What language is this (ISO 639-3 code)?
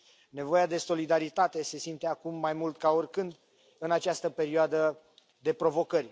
ron